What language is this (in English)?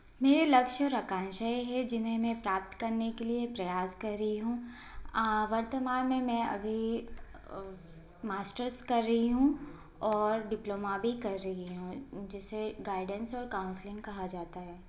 Hindi